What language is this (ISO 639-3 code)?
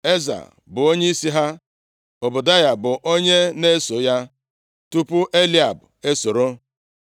ibo